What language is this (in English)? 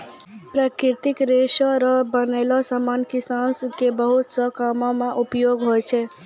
Maithili